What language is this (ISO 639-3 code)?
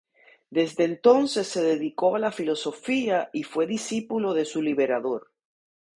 spa